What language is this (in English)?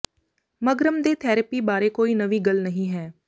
Punjabi